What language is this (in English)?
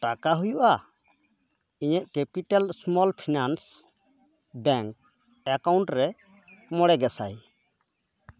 Santali